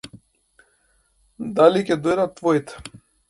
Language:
Macedonian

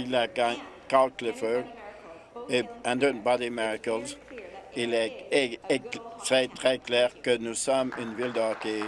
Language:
French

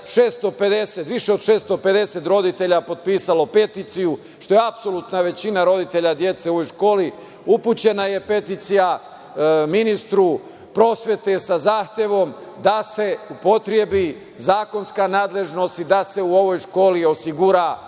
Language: Serbian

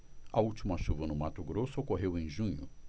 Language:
Portuguese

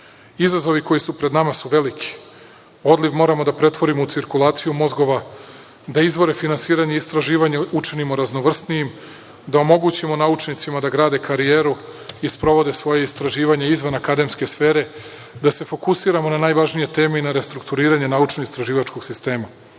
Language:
Serbian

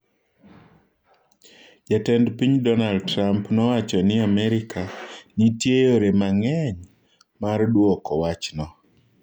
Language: Luo (Kenya and Tanzania)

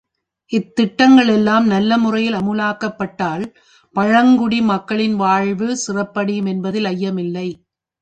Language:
Tamil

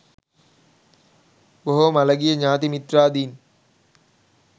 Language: Sinhala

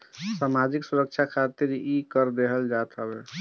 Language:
Bhojpuri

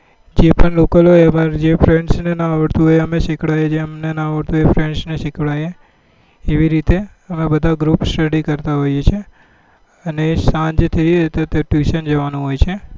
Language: Gujarati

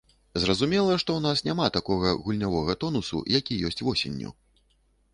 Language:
Belarusian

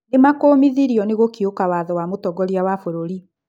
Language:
Kikuyu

